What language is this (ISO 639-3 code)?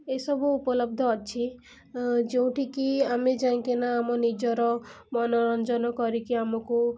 ori